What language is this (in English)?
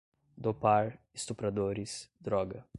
Portuguese